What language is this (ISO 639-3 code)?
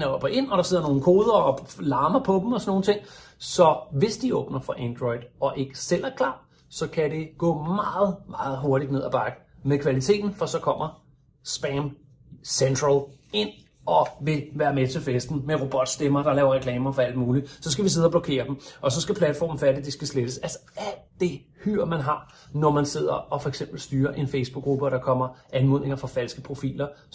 dan